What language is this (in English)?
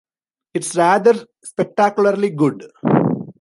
English